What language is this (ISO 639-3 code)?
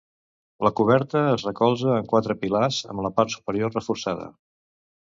cat